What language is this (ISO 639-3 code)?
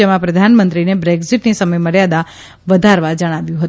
guj